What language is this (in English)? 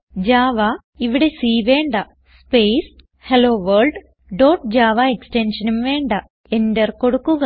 Malayalam